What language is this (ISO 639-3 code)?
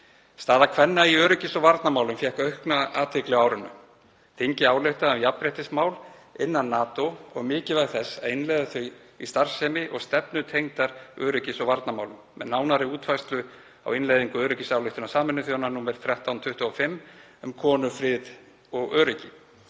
isl